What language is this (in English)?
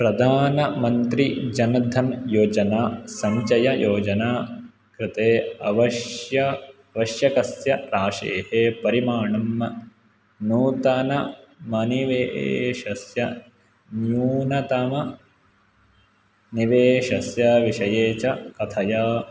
Sanskrit